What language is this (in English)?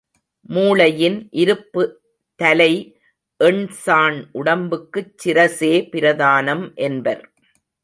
Tamil